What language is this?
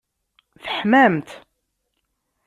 Kabyle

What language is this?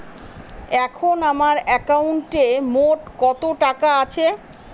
Bangla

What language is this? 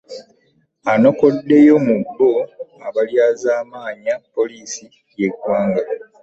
Ganda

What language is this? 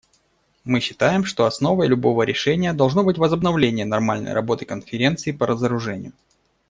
Russian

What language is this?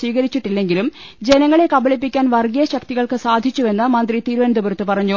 Malayalam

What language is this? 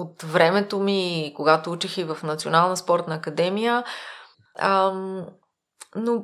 Bulgarian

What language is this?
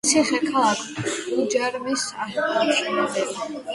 Georgian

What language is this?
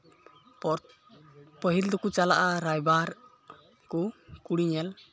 Santali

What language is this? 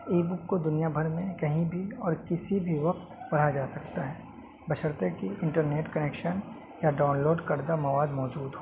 Urdu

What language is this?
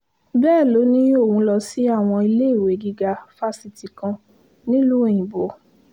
Yoruba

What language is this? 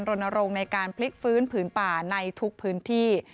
Thai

